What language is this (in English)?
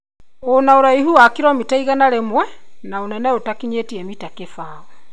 Kikuyu